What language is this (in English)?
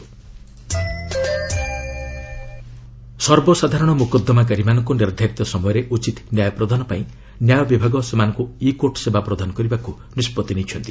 Odia